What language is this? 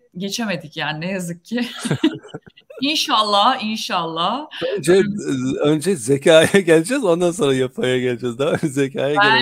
Turkish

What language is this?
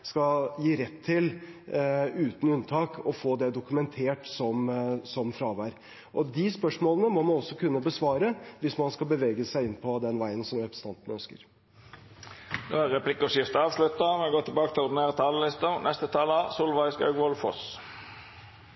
Norwegian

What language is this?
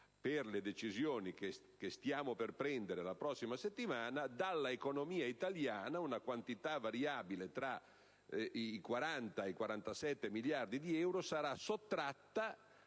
Italian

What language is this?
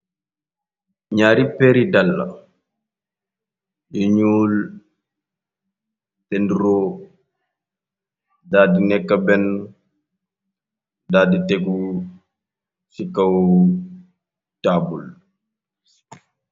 Wolof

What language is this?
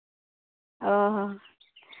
Santali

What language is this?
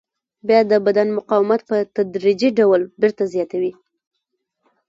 Pashto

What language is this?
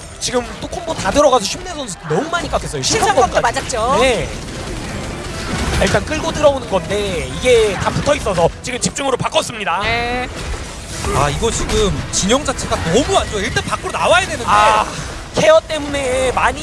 Korean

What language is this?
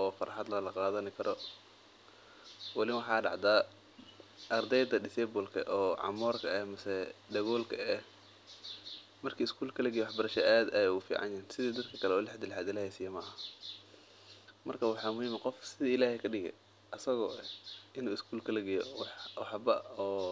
Somali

